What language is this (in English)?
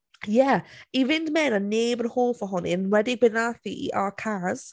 Welsh